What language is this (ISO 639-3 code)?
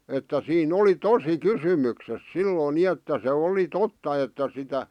fin